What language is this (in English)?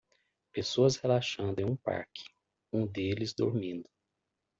Portuguese